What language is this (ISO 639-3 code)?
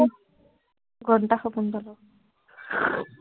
asm